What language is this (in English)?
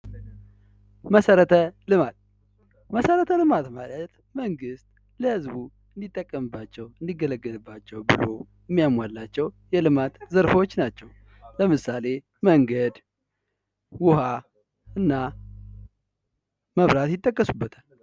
Amharic